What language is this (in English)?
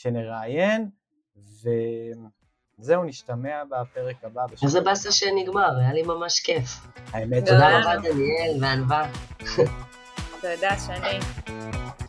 Hebrew